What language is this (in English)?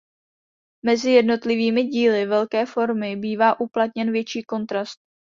Czech